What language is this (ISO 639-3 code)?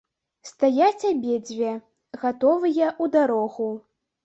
bel